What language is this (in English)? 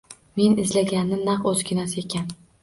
Uzbek